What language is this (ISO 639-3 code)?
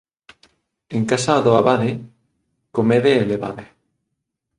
glg